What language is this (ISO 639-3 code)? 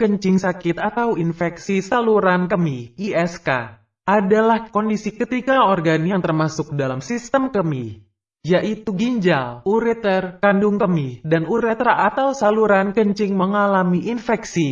ind